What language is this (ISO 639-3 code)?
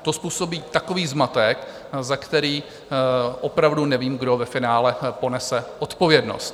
ces